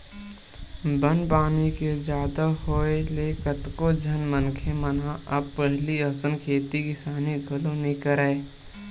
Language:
Chhattisgarhi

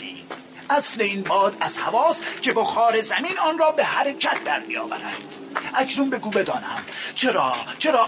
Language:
Persian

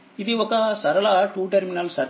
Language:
Telugu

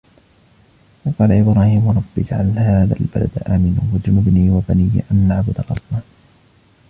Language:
Arabic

